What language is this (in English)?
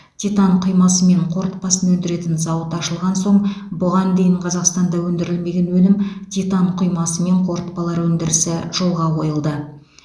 Kazakh